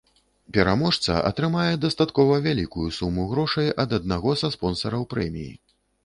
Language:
Belarusian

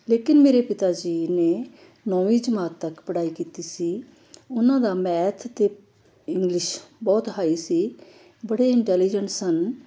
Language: Punjabi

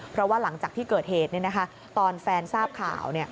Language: Thai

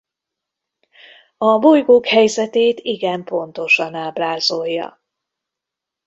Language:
Hungarian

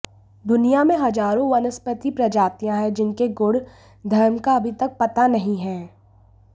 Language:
Hindi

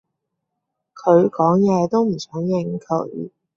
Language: Cantonese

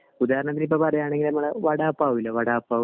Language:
Malayalam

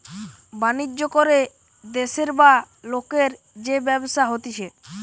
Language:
Bangla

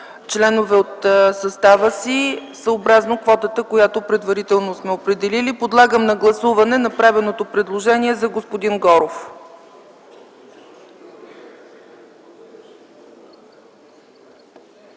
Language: Bulgarian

